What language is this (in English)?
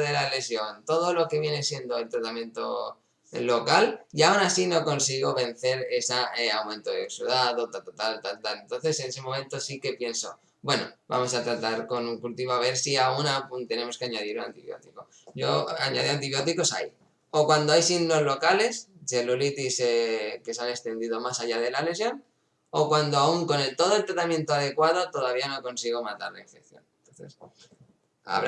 Spanish